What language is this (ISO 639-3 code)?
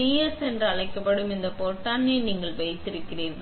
tam